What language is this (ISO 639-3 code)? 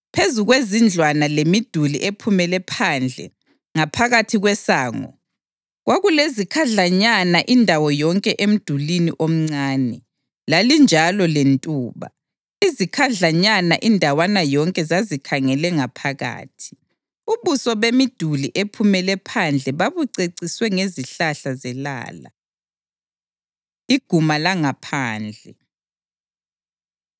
nde